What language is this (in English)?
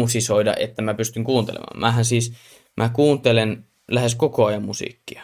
Finnish